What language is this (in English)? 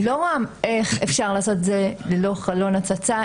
Hebrew